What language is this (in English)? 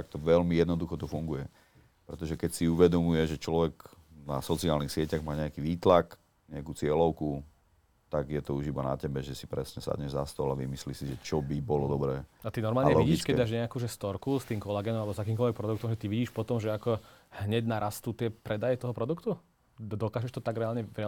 Slovak